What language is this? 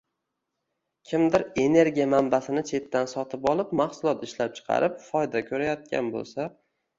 Uzbek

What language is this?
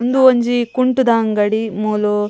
Tulu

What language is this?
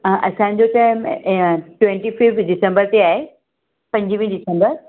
Sindhi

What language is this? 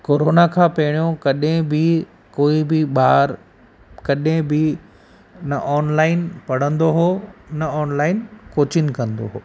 Sindhi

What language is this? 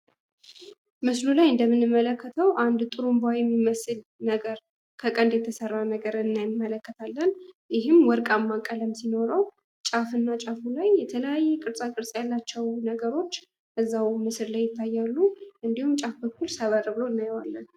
Amharic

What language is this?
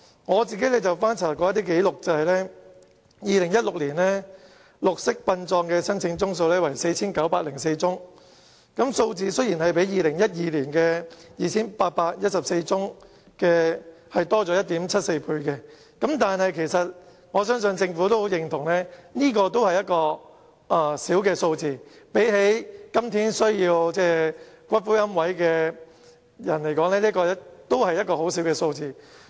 Cantonese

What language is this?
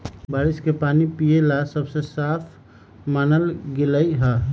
Magahi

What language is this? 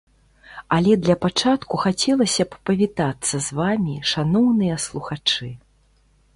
Belarusian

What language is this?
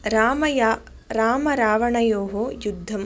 Sanskrit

